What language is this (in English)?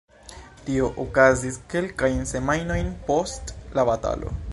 Esperanto